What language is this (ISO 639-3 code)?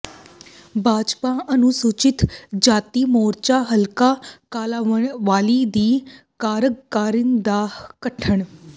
pan